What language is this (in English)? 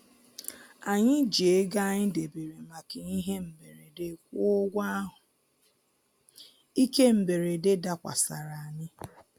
Igbo